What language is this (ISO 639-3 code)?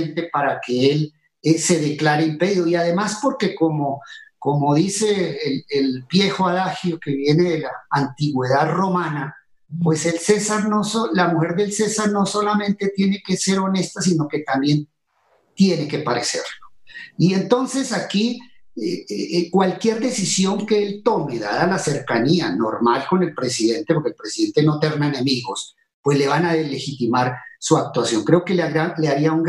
spa